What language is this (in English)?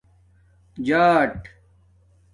Domaaki